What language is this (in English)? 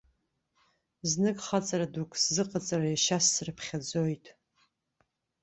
Abkhazian